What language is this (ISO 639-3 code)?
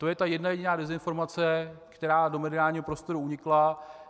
ces